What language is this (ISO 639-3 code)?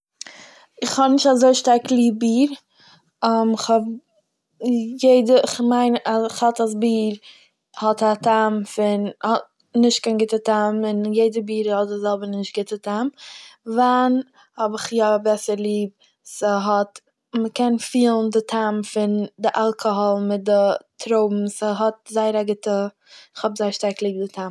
yid